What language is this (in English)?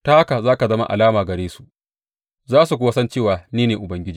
Hausa